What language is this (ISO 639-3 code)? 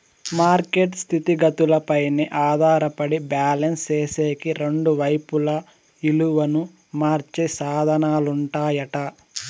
tel